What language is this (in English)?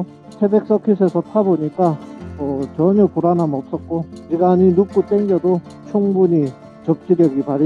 Korean